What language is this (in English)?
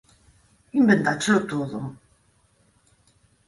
Galician